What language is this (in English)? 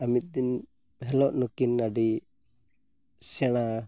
Santali